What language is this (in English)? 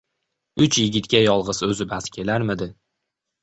Uzbek